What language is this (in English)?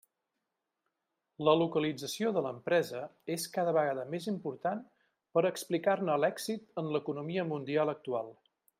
Catalan